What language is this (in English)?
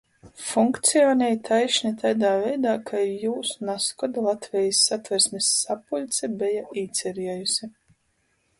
Latgalian